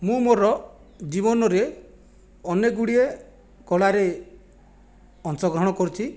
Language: Odia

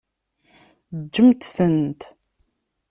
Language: Kabyle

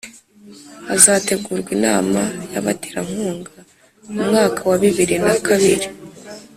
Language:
Kinyarwanda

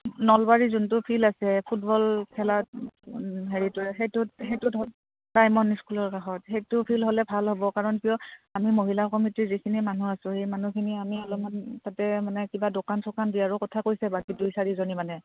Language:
Assamese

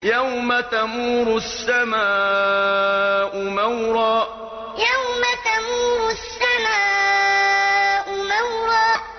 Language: Arabic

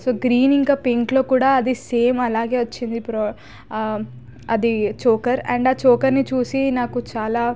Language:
Telugu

